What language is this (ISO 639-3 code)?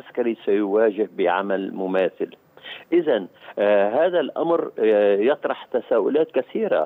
ara